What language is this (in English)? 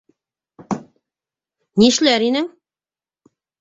Bashkir